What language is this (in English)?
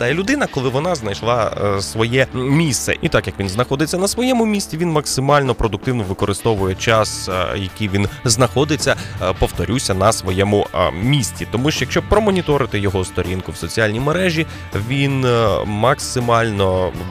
Ukrainian